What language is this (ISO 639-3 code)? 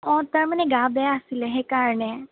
asm